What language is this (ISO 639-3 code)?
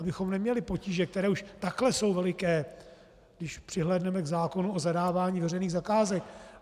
ces